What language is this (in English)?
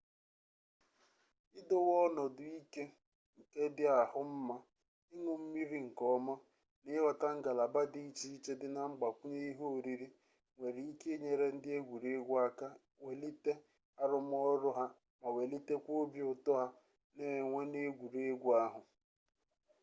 Igbo